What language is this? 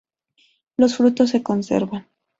Spanish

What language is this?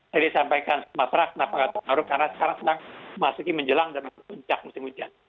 Indonesian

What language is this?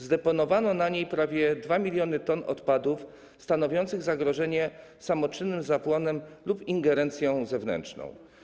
Polish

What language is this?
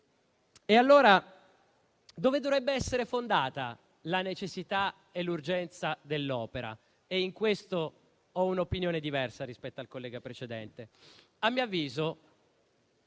Italian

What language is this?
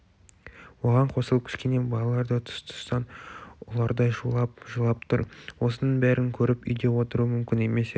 Kazakh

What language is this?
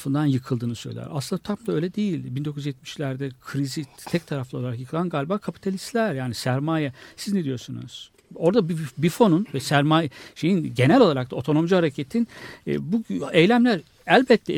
Turkish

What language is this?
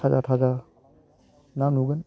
Bodo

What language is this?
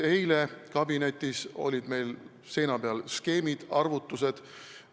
Estonian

